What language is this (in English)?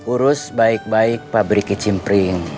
Indonesian